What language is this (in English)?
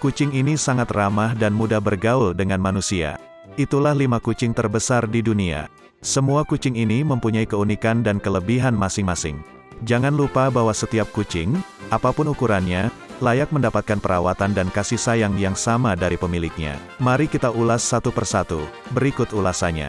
Indonesian